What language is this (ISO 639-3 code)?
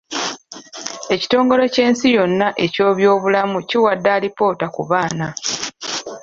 lug